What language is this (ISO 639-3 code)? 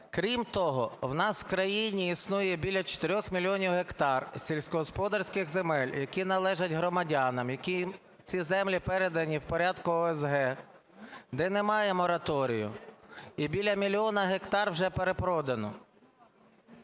ukr